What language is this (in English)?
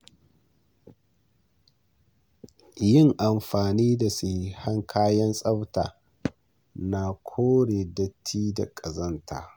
Hausa